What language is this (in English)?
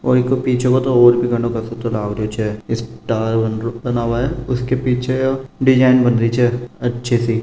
Marwari